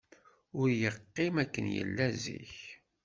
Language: Kabyle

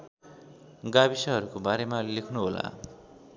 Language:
Nepali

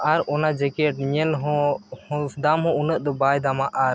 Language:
Santali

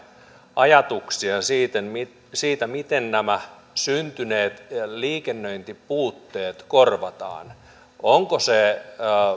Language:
Finnish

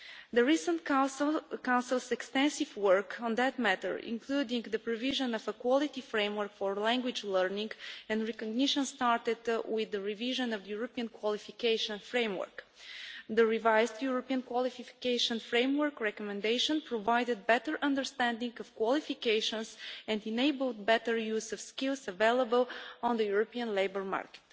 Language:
English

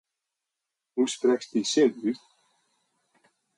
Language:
Western Frisian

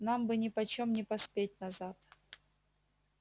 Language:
Russian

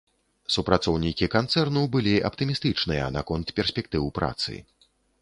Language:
Belarusian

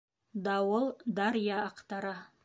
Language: Bashkir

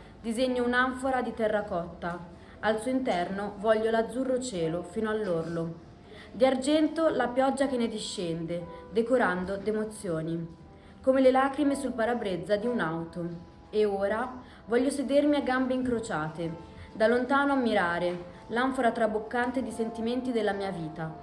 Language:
Italian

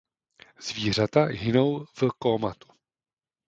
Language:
Czech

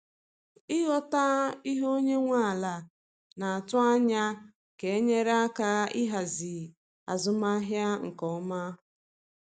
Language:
Igbo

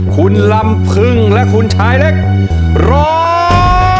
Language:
Thai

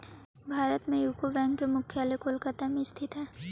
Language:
Magahi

